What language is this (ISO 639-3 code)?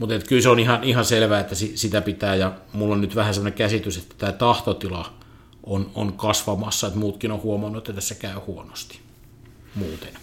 fin